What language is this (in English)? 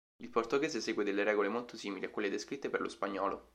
Italian